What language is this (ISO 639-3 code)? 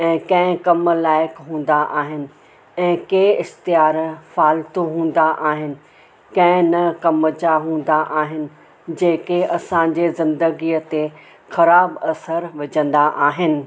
snd